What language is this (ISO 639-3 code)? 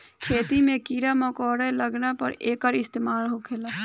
bho